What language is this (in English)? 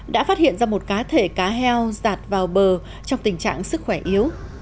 Vietnamese